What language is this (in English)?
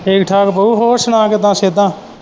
Punjabi